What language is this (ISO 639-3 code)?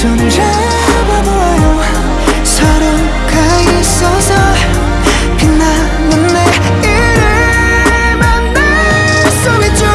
kor